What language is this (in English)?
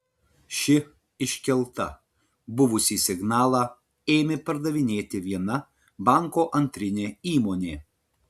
Lithuanian